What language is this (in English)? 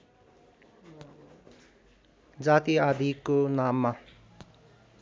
Nepali